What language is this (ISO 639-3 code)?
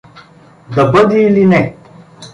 bul